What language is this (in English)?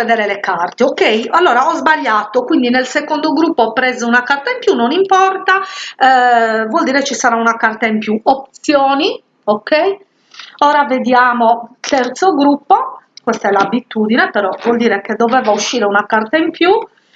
Italian